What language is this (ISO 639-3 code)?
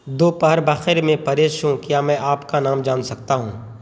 urd